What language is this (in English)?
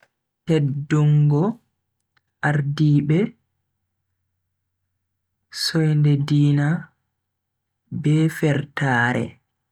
Bagirmi Fulfulde